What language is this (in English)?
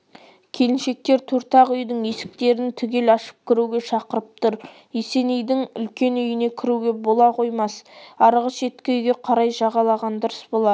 Kazakh